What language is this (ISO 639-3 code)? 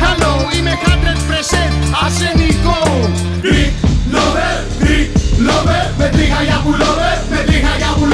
ell